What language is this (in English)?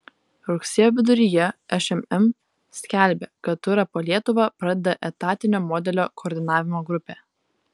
Lithuanian